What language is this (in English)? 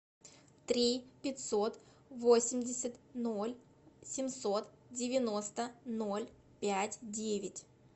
Russian